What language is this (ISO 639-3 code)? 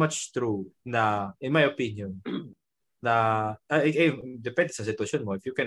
fil